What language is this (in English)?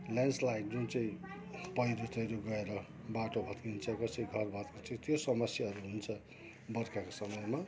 Nepali